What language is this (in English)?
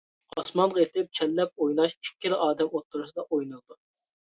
Uyghur